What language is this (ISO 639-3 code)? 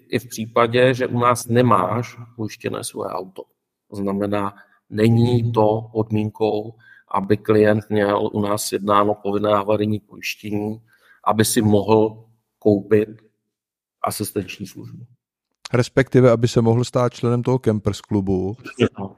ces